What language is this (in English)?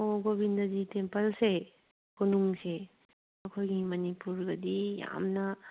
Manipuri